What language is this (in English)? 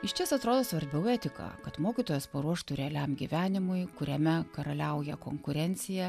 Lithuanian